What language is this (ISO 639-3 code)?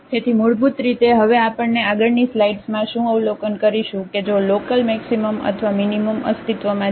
guj